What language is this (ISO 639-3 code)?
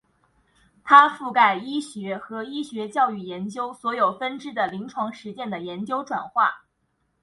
zho